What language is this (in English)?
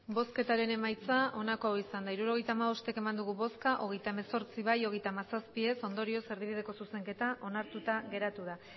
Basque